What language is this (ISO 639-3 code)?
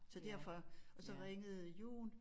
dan